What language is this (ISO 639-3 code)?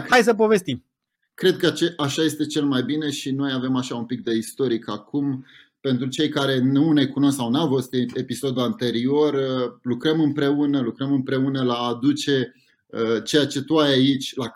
ron